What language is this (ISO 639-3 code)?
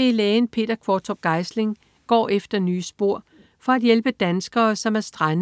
dan